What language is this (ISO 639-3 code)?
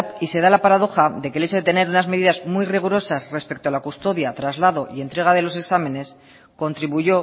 spa